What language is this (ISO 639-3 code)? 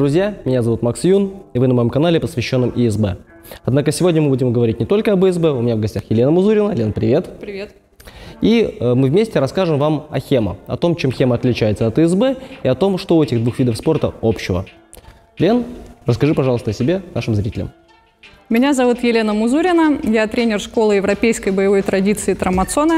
rus